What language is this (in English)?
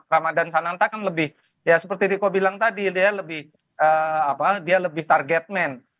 Indonesian